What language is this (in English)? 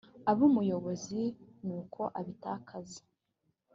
Kinyarwanda